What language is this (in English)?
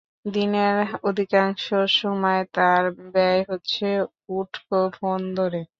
Bangla